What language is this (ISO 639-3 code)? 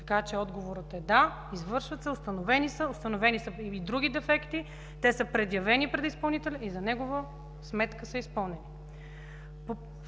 bul